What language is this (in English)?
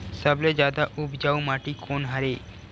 Chhattisgarhi